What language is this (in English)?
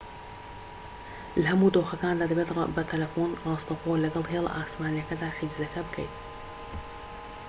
Central Kurdish